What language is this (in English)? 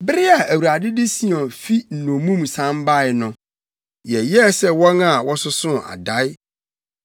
Akan